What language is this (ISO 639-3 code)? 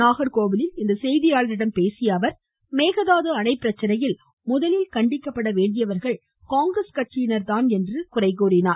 tam